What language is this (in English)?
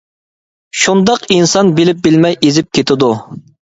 Uyghur